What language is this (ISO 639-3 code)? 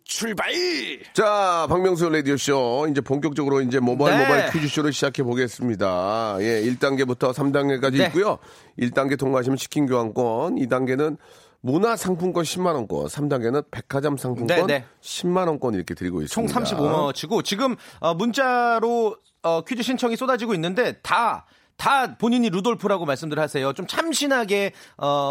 kor